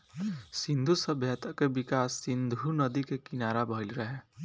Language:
Bhojpuri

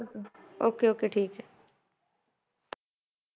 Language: Punjabi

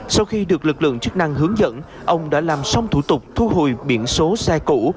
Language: Vietnamese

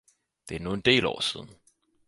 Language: Danish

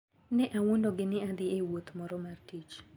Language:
Luo (Kenya and Tanzania)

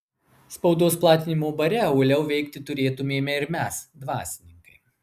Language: Lithuanian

